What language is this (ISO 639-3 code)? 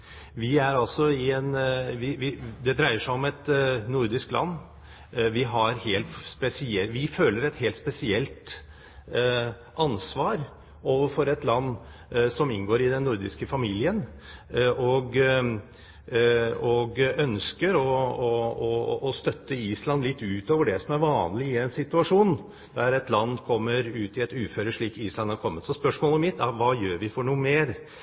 nob